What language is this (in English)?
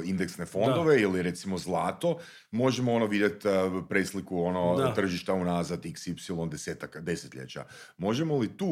Croatian